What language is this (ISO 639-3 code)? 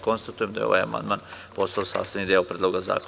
srp